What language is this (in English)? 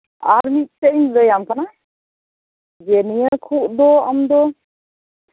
Santali